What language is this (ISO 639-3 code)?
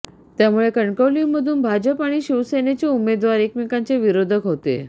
mar